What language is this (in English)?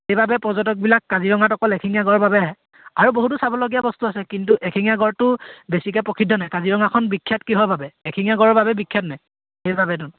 Assamese